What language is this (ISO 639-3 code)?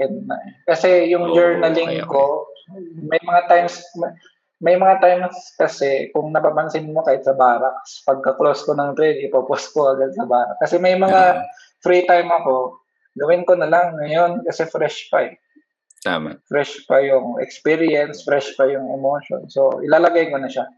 fil